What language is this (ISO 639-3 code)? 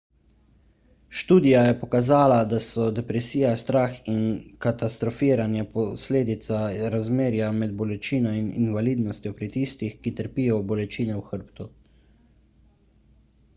slv